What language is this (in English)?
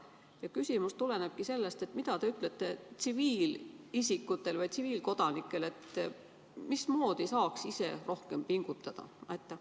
Estonian